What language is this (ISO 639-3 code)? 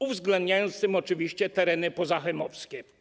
pol